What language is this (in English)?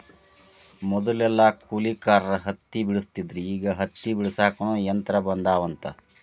Kannada